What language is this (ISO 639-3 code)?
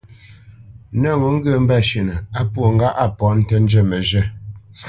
bce